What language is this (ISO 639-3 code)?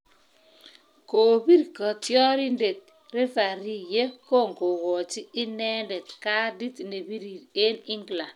kln